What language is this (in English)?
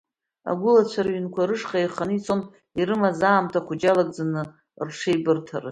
Abkhazian